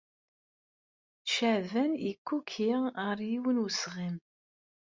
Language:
Kabyle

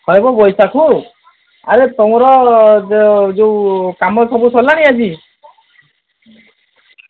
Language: Odia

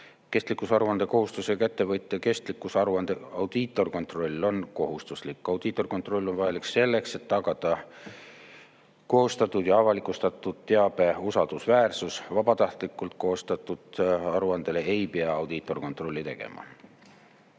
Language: Estonian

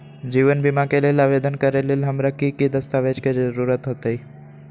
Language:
Magahi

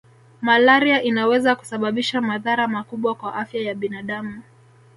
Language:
Swahili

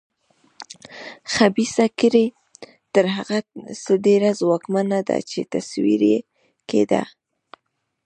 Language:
Pashto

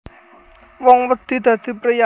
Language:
Javanese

